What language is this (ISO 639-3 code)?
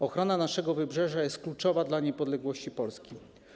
pol